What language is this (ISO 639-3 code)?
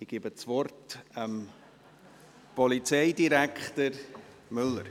gsw